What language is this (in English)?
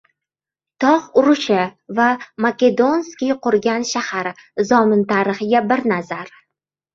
Uzbek